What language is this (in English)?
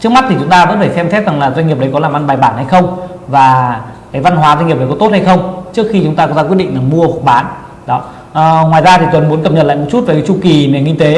Vietnamese